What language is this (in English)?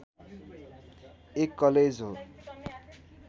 Nepali